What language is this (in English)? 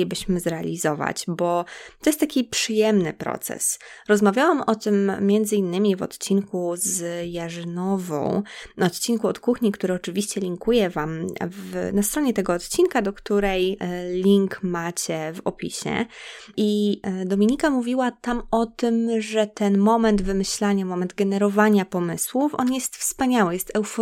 Polish